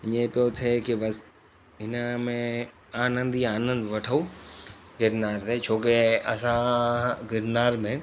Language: Sindhi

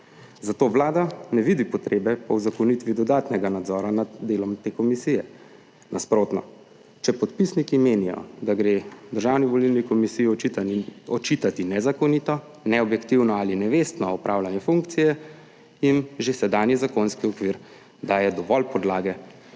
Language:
Slovenian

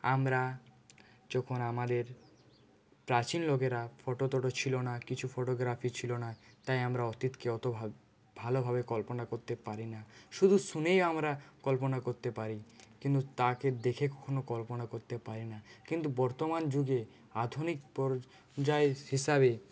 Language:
Bangla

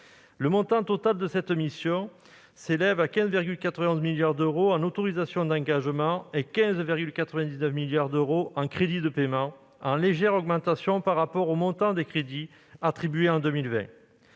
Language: French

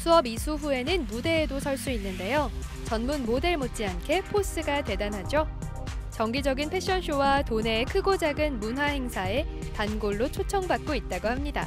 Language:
Korean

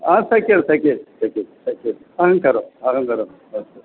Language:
Sanskrit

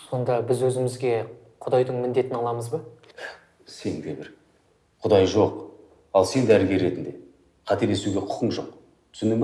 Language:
Kazakh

